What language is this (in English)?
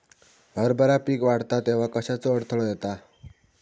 Marathi